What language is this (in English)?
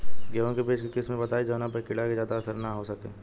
Bhojpuri